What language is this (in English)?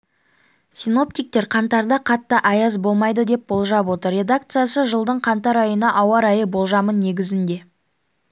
Kazakh